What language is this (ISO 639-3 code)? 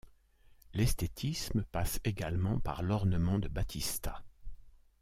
fra